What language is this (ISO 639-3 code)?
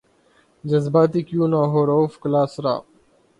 urd